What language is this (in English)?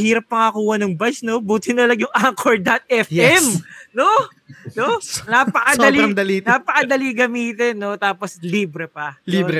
Filipino